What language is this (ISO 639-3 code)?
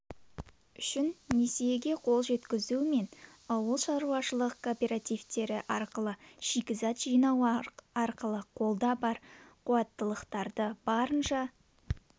kaz